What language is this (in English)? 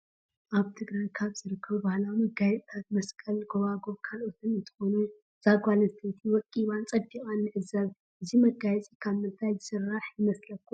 Tigrinya